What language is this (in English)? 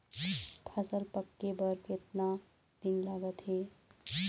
Chhattisgarhi